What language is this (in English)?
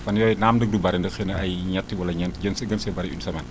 Wolof